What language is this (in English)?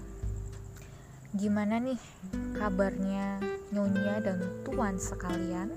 Indonesian